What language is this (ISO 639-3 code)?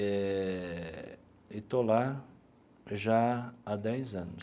por